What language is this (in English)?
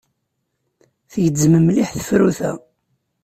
Kabyle